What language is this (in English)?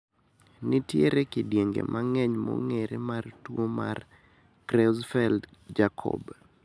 Luo (Kenya and Tanzania)